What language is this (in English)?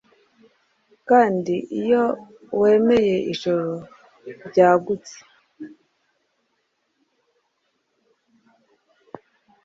Kinyarwanda